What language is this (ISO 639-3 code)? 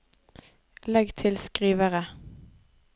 nor